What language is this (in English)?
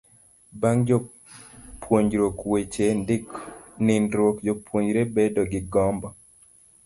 Luo (Kenya and Tanzania)